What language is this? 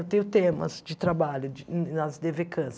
Portuguese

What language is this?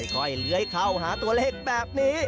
Thai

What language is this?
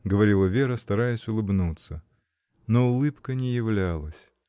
Russian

